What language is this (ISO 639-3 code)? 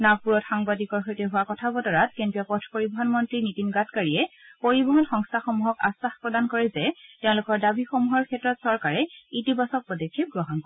asm